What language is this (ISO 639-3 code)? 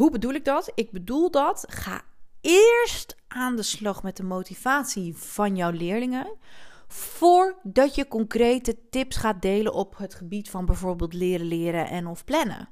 nld